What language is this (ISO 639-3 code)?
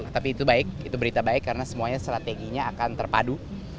ind